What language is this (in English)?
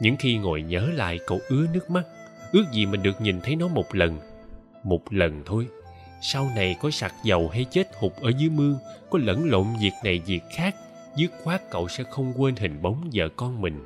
Vietnamese